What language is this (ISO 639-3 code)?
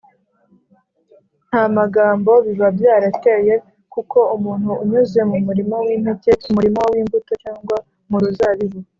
kin